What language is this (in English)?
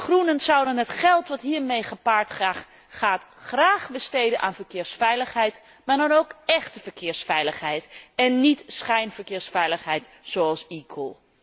Dutch